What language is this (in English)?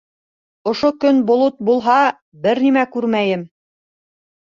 Bashkir